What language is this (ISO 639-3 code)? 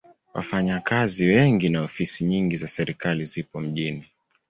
swa